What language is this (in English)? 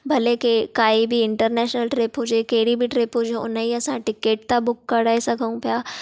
Sindhi